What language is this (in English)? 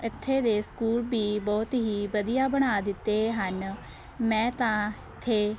Punjabi